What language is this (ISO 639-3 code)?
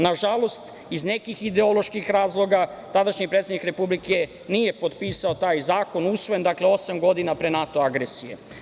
srp